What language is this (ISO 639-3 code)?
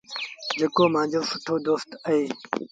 sbn